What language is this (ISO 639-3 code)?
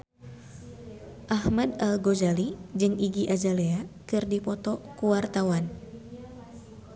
sun